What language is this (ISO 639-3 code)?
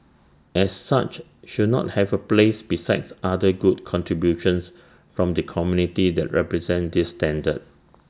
eng